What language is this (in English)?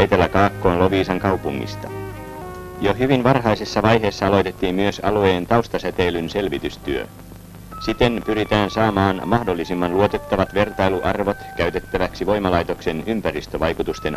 Finnish